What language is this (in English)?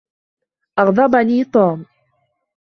Arabic